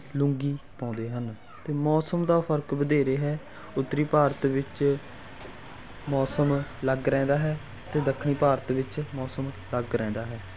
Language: Punjabi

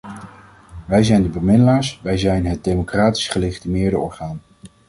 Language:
Dutch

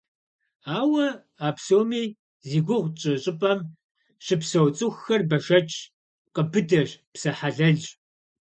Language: Kabardian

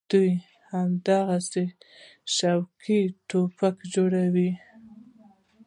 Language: Pashto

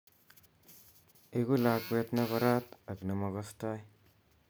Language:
Kalenjin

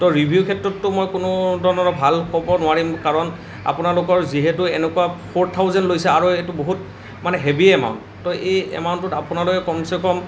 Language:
Assamese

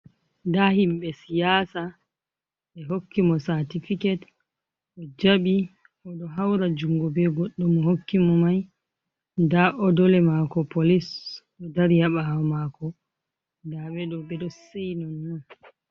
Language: Fula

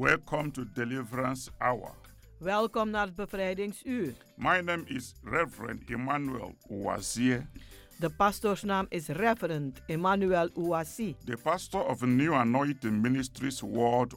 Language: Dutch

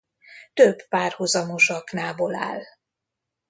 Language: Hungarian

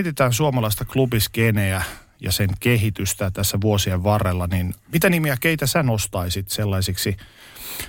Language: Finnish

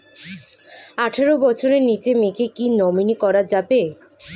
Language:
Bangla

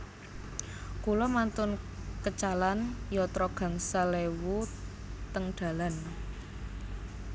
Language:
Javanese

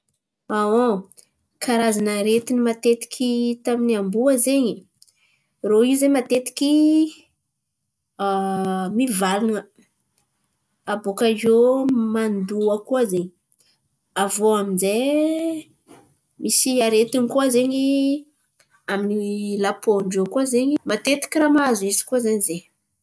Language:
Antankarana Malagasy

